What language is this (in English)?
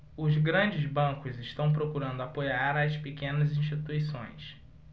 Portuguese